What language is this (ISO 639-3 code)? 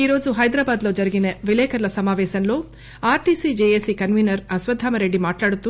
tel